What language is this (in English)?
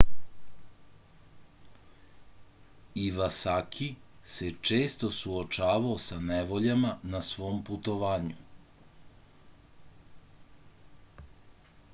Serbian